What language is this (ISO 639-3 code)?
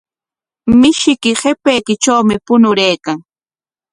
qwa